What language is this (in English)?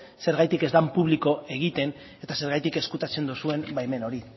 Basque